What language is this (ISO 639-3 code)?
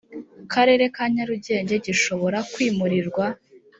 kin